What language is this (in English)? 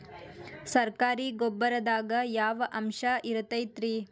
Kannada